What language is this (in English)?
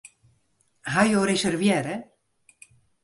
Western Frisian